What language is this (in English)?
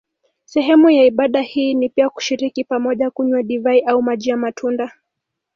Swahili